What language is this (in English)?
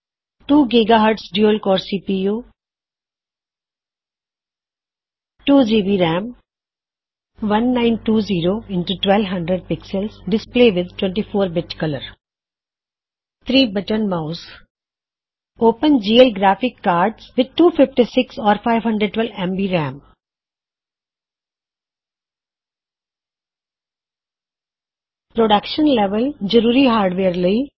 Punjabi